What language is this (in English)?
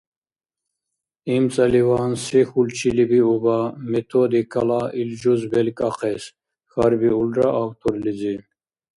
Dargwa